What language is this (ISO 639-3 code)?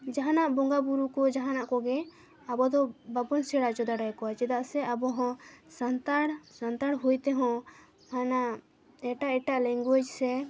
sat